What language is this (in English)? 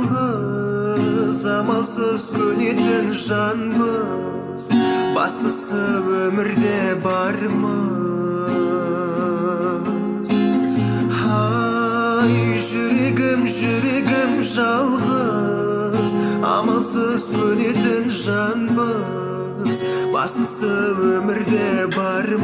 Kazakh